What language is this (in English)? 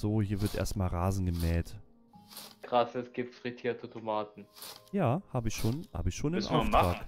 German